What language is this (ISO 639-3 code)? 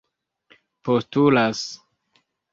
epo